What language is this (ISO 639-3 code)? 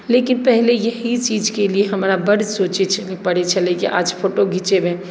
mai